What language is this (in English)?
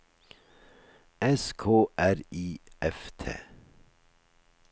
Norwegian